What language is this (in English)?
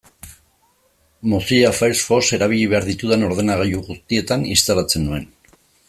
Basque